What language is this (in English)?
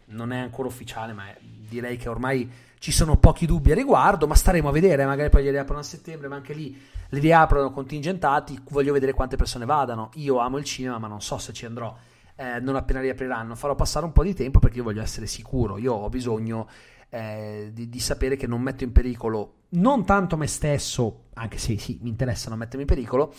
Italian